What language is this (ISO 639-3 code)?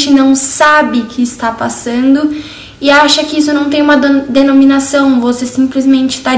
por